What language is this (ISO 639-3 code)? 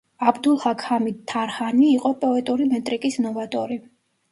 kat